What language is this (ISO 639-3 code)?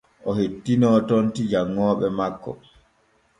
fue